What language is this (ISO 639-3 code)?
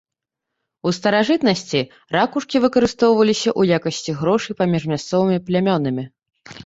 bel